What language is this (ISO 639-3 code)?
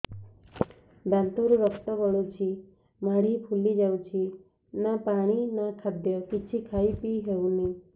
ori